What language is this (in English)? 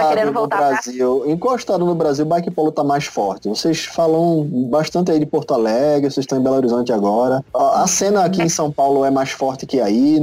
Portuguese